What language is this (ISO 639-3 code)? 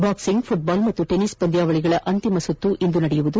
kan